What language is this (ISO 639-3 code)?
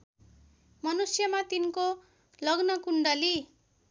nep